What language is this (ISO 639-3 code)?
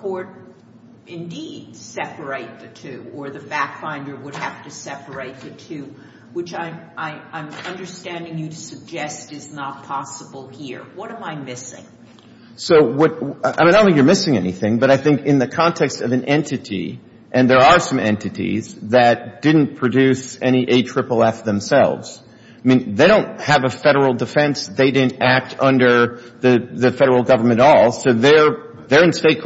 eng